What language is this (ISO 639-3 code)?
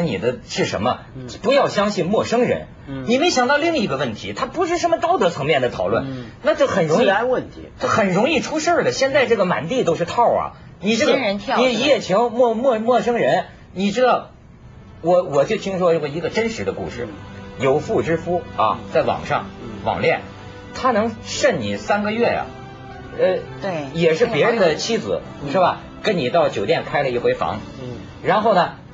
zho